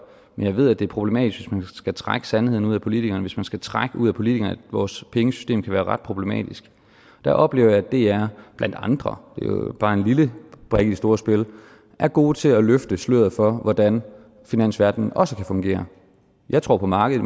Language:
Danish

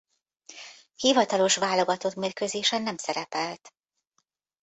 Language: Hungarian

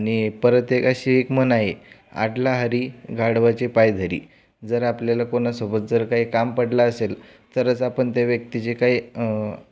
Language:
Marathi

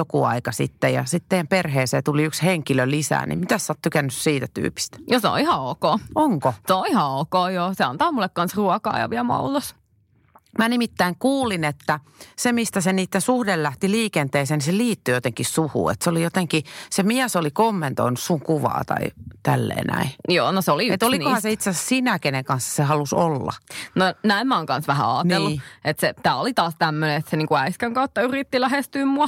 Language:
Finnish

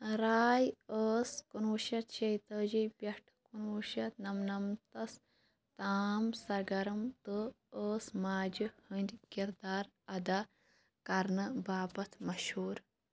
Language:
Kashmiri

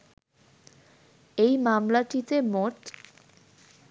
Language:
Bangla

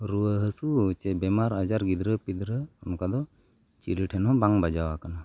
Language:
Santali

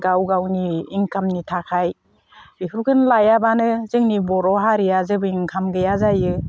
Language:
Bodo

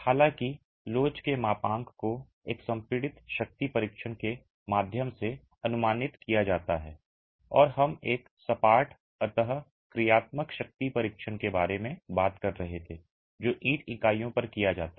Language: Hindi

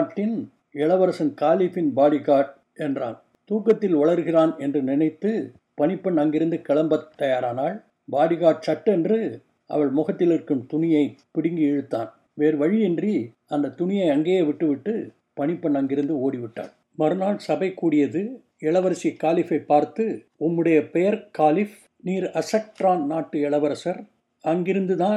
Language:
Tamil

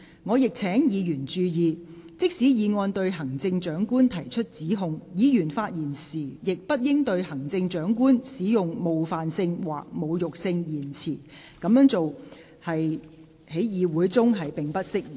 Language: Cantonese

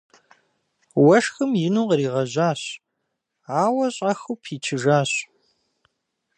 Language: Kabardian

